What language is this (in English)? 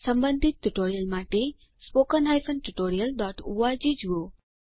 Gujarati